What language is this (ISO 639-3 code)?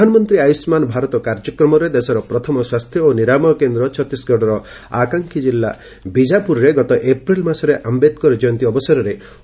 ori